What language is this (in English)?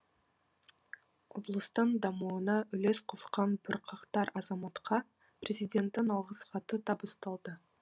Kazakh